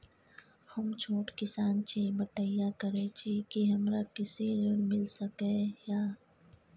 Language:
Maithili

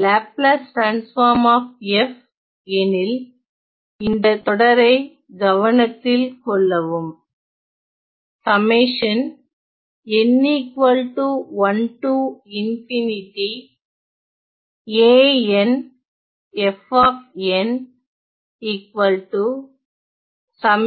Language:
Tamil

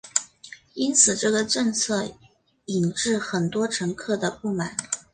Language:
Chinese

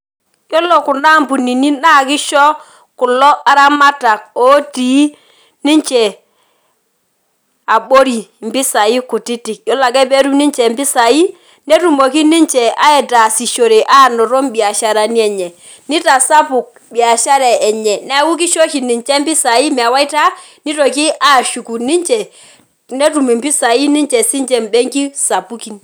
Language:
Masai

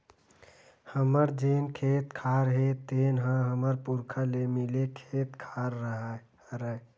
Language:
Chhattisgarhi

